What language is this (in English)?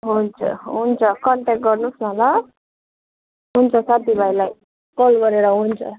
Nepali